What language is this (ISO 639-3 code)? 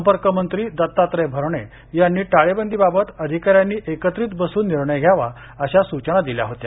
mar